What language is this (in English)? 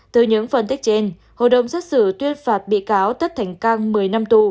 Vietnamese